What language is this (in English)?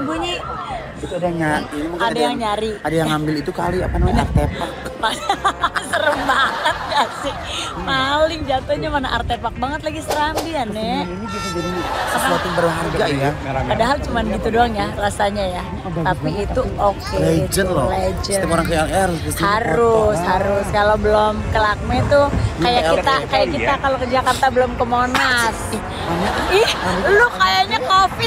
Indonesian